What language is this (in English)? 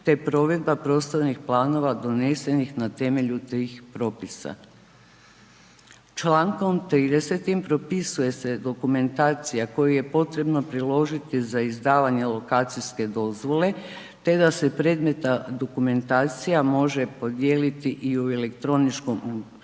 Croatian